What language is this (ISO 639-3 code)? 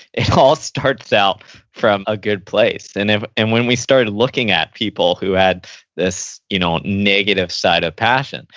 eng